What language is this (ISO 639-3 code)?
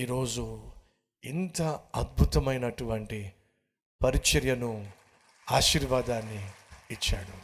tel